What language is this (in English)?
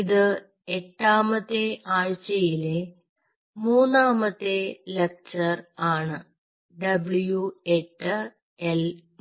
Malayalam